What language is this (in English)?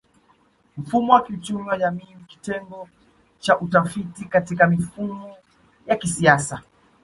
Swahili